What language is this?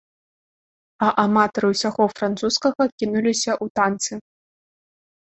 Belarusian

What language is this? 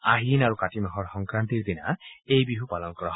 Assamese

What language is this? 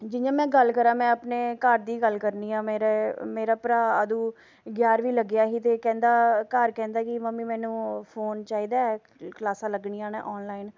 Dogri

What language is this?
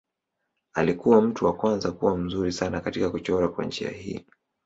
Swahili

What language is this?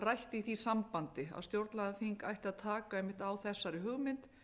Icelandic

